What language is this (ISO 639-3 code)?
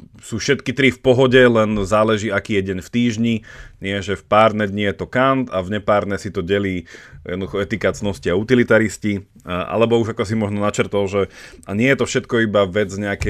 slk